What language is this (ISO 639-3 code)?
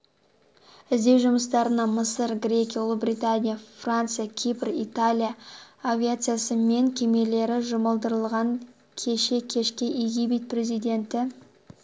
kaz